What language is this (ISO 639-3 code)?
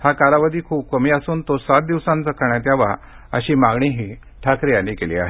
mar